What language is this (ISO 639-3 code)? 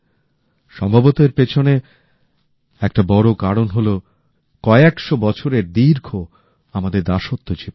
ben